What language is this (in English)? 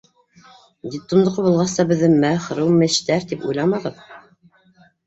Bashkir